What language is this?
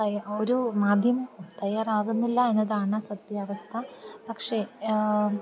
Malayalam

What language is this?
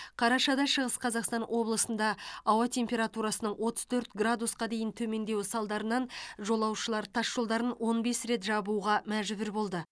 Kazakh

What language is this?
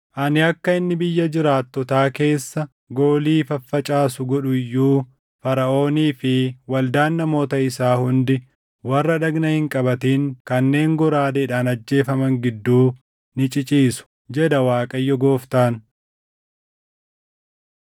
Oromo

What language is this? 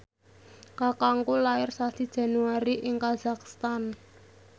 Javanese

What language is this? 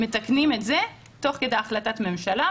Hebrew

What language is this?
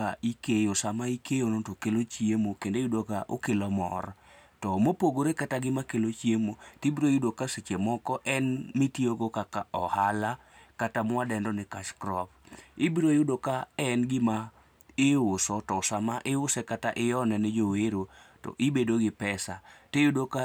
Luo (Kenya and Tanzania)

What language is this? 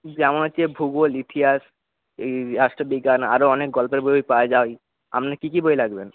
Bangla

